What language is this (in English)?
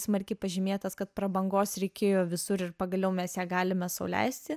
Lithuanian